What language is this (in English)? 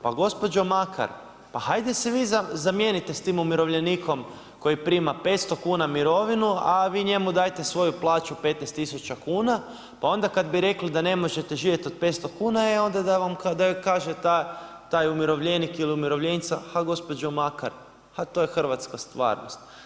Croatian